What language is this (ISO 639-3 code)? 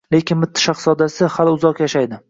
uzb